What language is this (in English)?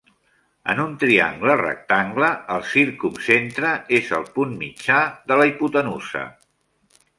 Catalan